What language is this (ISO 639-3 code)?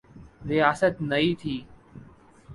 urd